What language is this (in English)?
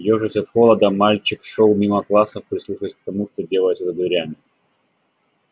Russian